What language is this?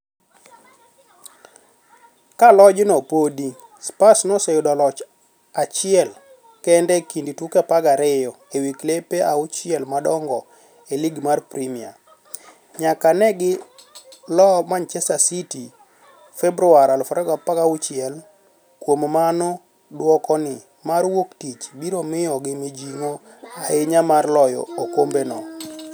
Luo (Kenya and Tanzania)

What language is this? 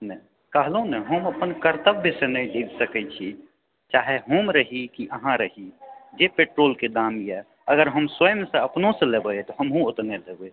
Maithili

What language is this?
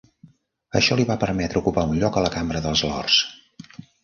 Catalan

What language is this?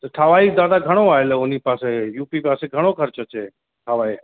Sindhi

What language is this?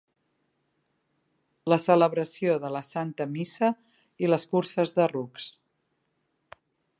Catalan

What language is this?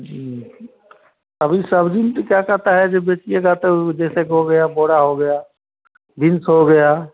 Hindi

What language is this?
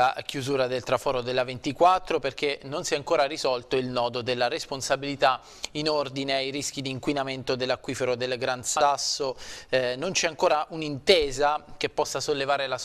Italian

